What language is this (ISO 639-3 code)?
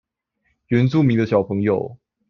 zho